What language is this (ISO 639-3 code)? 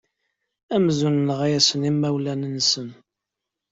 kab